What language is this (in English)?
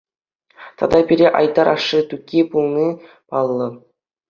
Chuvash